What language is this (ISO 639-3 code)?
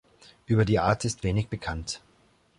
deu